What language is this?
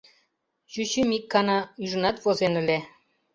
Mari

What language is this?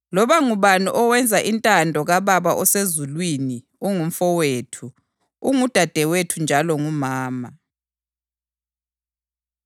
North Ndebele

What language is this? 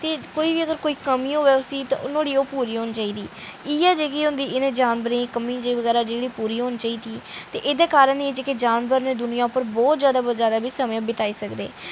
Dogri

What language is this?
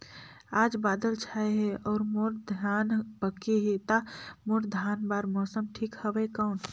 Chhattisgarhi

